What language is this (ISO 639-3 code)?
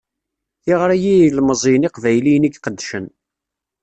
kab